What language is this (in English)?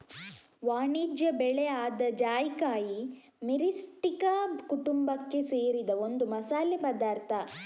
Kannada